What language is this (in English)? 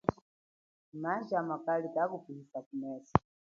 Chokwe